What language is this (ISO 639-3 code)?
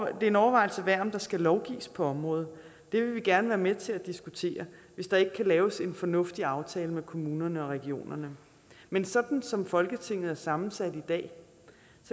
dan